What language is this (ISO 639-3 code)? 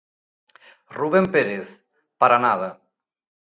glg